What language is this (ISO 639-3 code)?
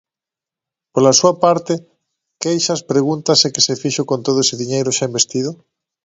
glg